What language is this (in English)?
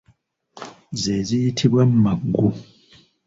Ganda